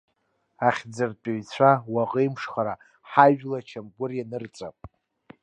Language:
Abkhazian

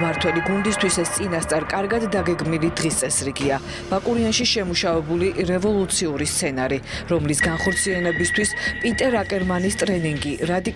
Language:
Romanian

